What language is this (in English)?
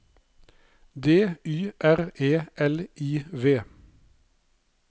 Norwegian